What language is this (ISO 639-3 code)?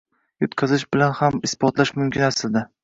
uzb